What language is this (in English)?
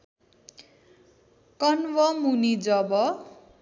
Nepali